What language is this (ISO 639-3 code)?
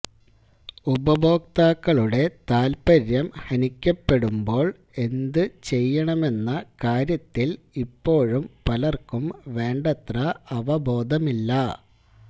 mal